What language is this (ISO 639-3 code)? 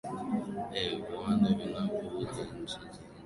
swa